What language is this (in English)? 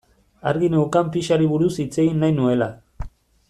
Basque